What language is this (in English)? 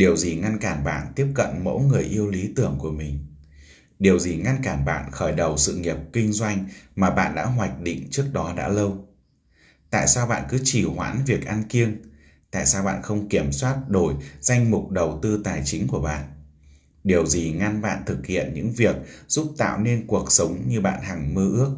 Vietnamese